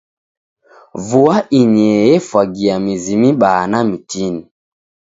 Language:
Taita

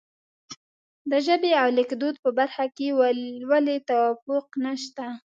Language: Pashto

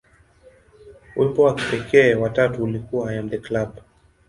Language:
Swahili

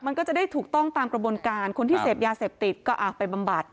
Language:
Thai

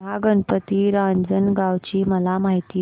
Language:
Marathi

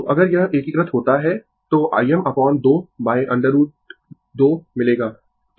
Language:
Hindi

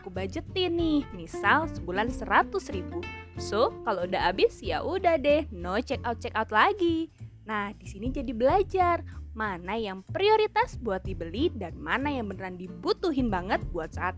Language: Indonesian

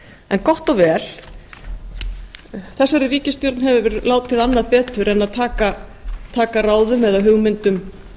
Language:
Icelandic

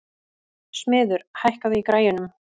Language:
Icelandic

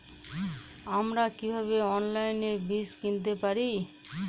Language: Bangla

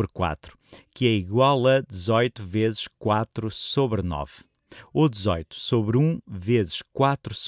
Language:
Portuguese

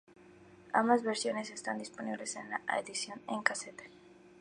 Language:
Spanish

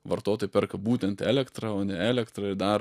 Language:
Lithuanian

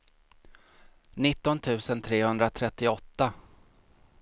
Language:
Swedish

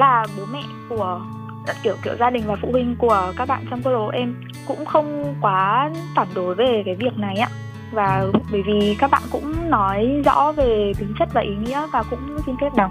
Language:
Vietnamese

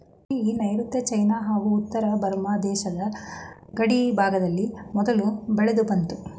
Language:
Kannada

